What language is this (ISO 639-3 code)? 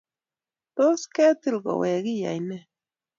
kln